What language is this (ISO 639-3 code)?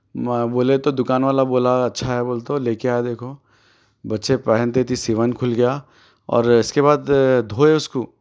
urd